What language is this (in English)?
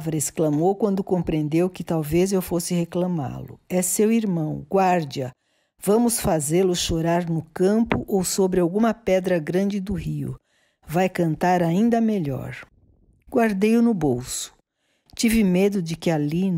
Portuguese